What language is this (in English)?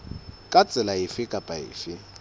Southern Sotho